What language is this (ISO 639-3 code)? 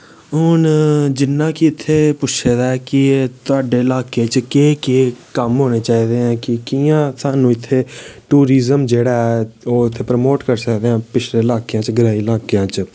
doi